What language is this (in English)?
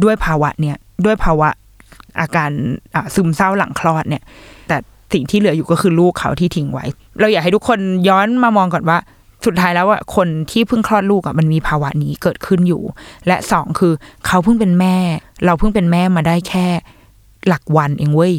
Thai